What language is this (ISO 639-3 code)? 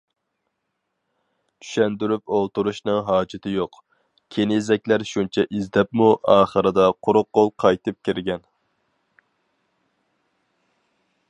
uig